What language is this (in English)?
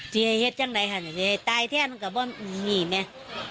Thai